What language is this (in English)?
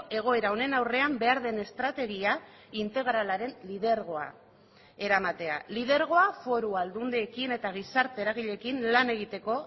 Basque